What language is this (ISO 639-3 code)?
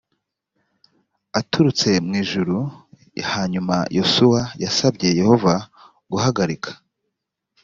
kin